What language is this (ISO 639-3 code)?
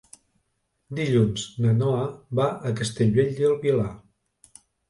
cat